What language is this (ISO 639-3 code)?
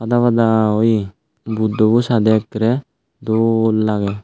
ccp